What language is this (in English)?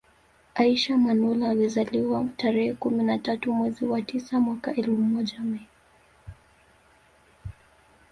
Swahili